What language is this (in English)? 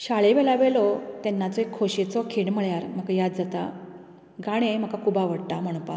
Konkani